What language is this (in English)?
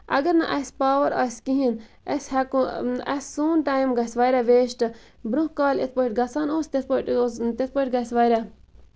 Kashmiri